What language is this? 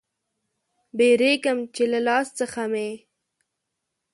Pashto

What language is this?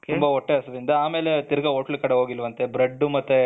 Kannada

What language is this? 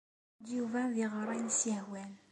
Kabyle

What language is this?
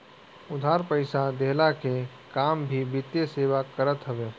Bhojpuri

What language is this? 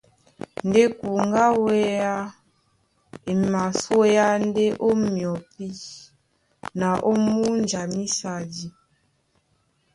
Duala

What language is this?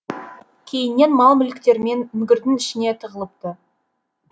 Kazakh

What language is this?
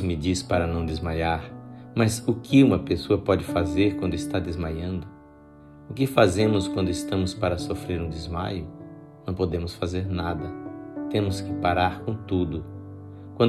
Portuguese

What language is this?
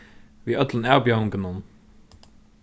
Faroese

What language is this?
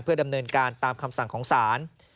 Thai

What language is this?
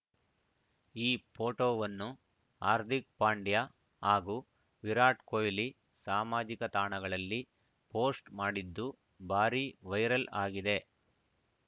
Kannada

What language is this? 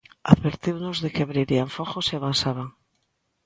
Galician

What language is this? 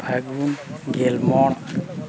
Santali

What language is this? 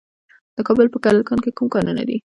Pashto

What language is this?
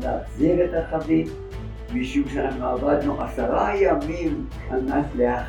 Hebrew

